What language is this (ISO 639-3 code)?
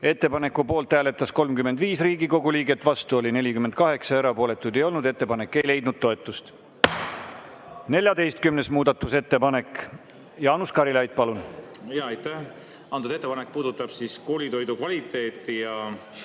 est